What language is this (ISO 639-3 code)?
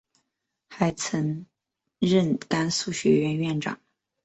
zho